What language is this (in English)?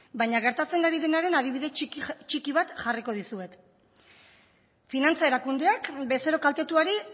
Basque